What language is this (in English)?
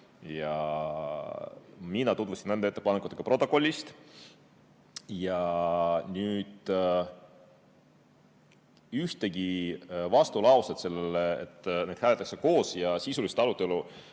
Estonian